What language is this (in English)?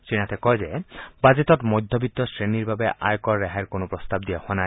Assamese